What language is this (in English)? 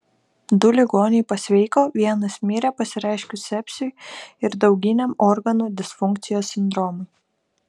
Lithuanian